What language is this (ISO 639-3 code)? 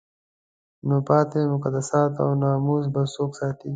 pus